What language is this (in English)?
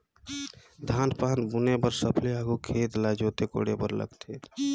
Chhattisgarhi